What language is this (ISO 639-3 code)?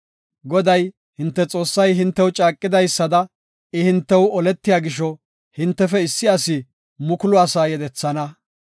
gof